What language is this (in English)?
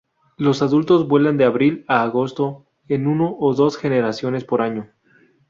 Spanish